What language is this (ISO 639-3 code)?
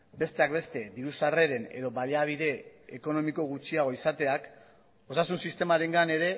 eus